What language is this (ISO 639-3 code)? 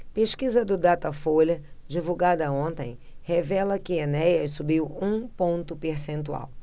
por